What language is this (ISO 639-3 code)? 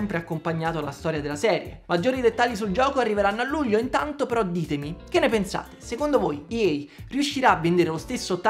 ita